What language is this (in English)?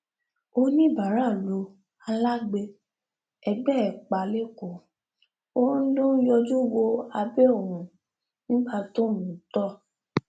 Yoruba